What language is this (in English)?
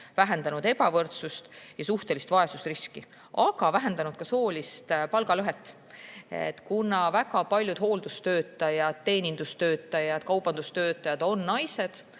Estonian